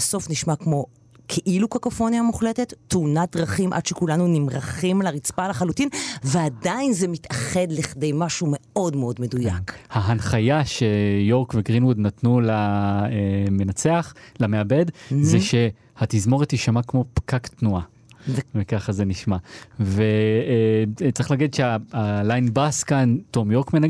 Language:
Hebrew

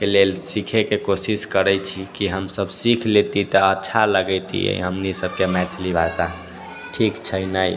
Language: Maithili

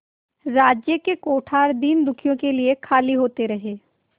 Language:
Hindi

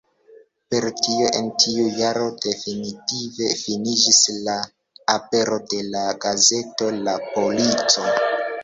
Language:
Esperanto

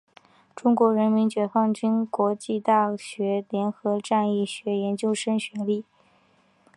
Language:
Chinese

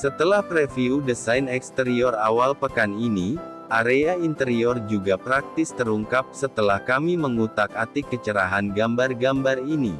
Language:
Indonesian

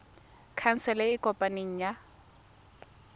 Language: Tswana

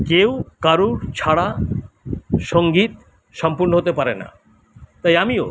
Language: Bangla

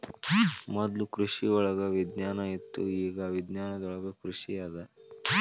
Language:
Kannada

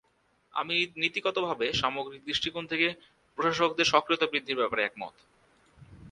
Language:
Bangla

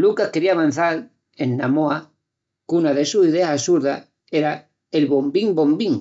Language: Extremaduran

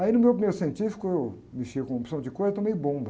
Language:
Portuguese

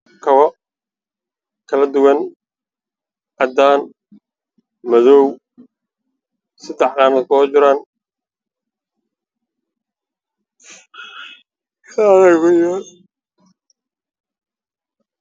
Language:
Somali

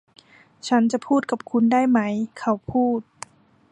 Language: Thai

